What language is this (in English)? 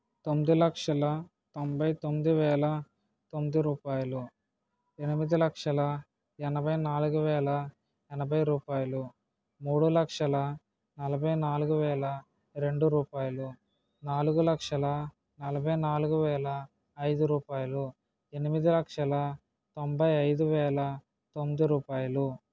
Telugu